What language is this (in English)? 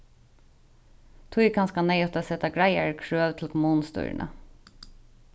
Faroese